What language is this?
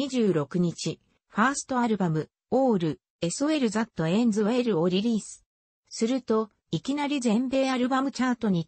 Japanese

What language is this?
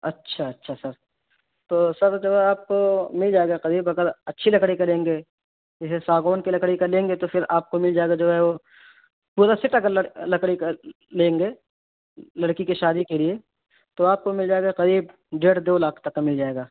Urdu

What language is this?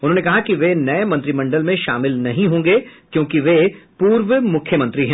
Hindi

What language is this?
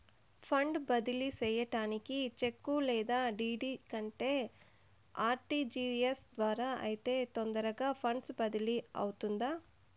Telugu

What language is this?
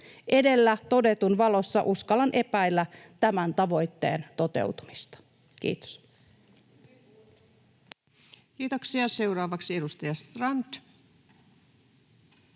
Finnish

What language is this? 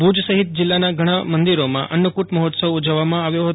Gujarati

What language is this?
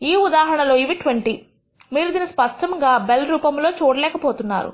Telugu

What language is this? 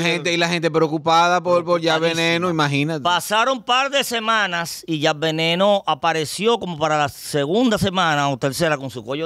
Spanish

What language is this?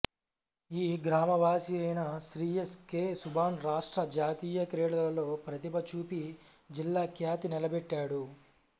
Telugu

